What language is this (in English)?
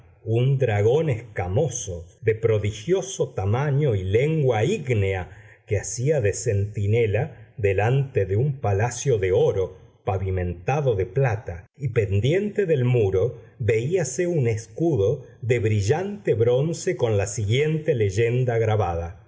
Spanish